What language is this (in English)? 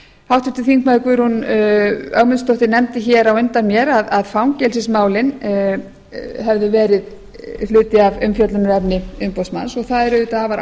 Icelandic